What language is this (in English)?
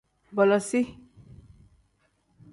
Tem